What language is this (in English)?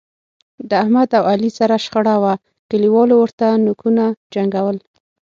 Pashto